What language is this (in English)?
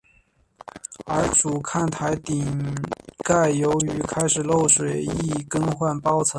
Chinese